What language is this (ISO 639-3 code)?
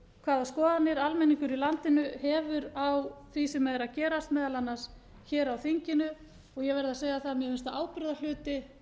isl